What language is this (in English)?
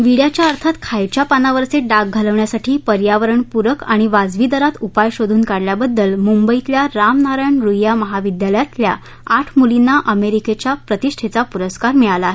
Marathi